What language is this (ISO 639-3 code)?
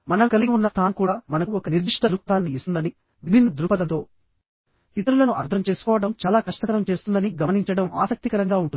tel